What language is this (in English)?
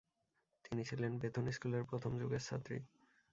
Bangla